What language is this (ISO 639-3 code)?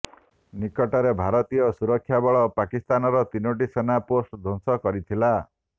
ori